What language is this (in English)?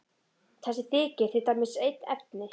Icelandic